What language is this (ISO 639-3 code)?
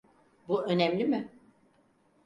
tur